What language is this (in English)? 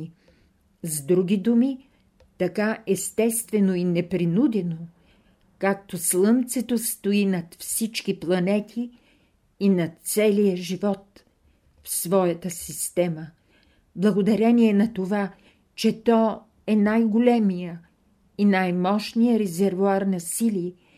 Bulgarian